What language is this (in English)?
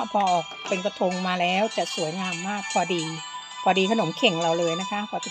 Thai